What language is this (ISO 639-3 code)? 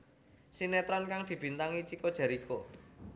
jav